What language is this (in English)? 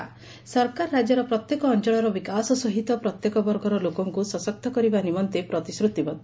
Odia